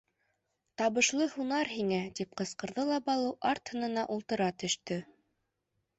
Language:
Bashkir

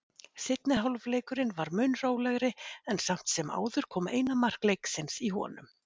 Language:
Icelandic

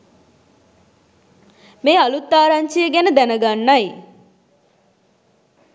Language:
Sinhala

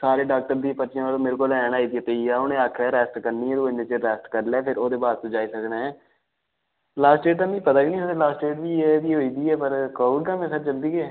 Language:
Dogri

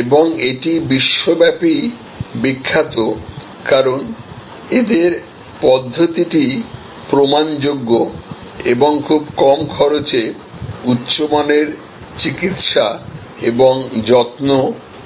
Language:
Bangla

